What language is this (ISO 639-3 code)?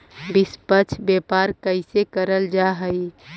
mag